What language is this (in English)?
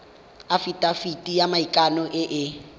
Tswana